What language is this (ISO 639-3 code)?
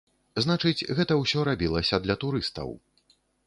bel